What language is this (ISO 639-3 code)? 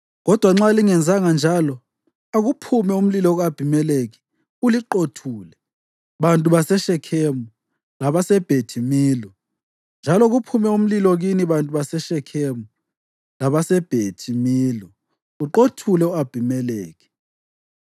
nde